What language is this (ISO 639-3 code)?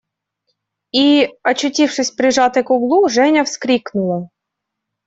rus